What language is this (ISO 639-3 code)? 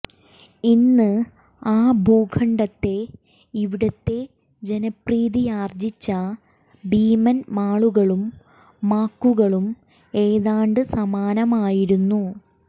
mal